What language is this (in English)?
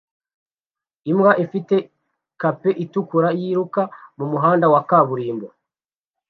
Kinyarwanda